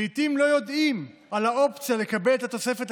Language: Hebrew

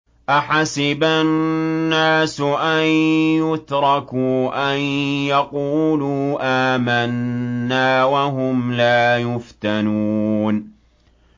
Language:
Arabic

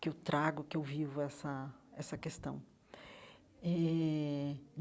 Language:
Portuguese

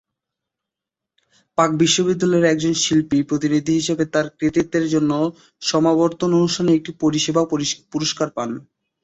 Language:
Bangla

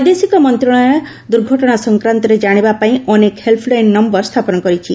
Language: Odia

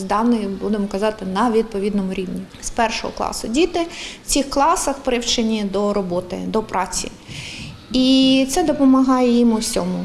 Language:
Ukrainian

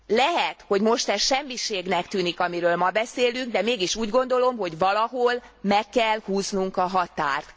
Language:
Hungarian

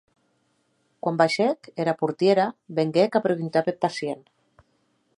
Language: Occitan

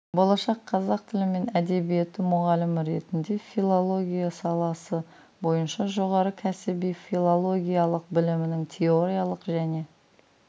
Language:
Kazakh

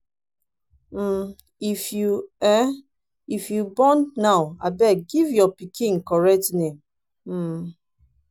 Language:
Nigerian Pidgin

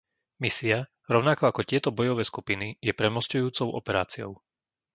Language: Slovak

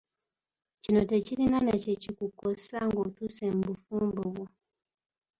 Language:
Ganda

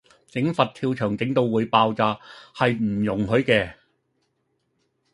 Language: Cantonese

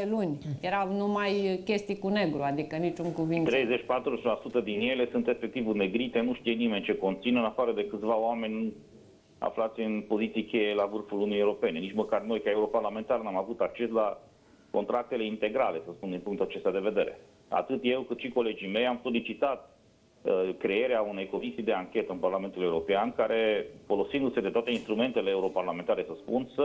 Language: Romanian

